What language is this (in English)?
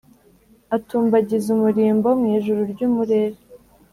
Kinyarwanda